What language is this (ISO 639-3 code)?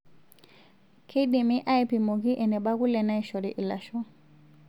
mas